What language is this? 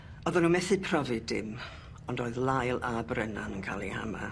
Welsh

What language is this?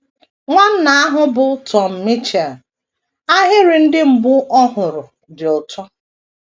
Igbo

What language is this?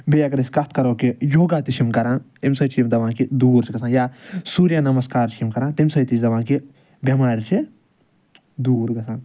Kashmiri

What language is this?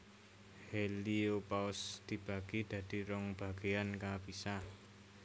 Javanese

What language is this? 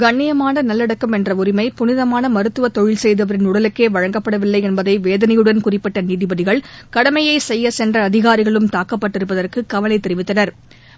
Tamil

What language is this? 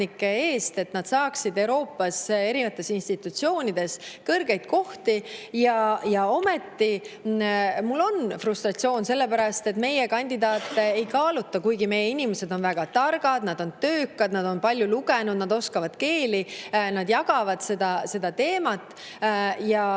Estonian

